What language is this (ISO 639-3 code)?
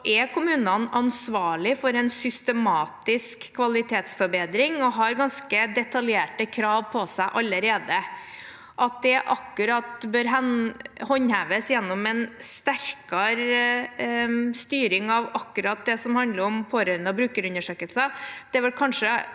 nor